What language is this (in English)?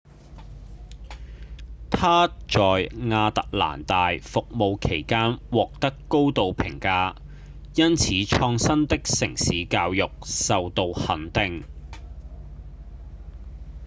Cantonese